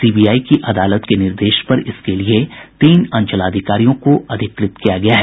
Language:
Hindi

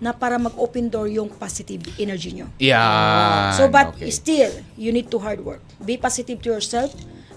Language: Filipino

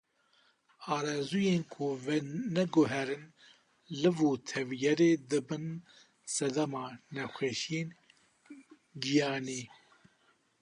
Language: Kurdish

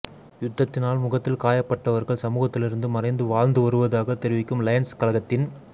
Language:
Tamil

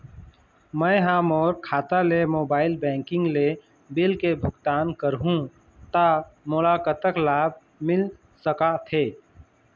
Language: Chhattisgarhi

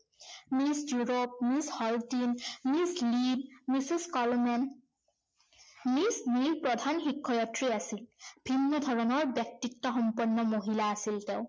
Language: Assamese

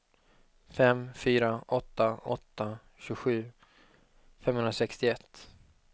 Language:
Swedish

